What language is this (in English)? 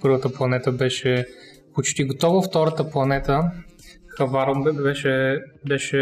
Bulgarian